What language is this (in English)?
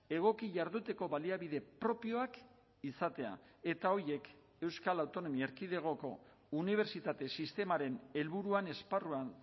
Basque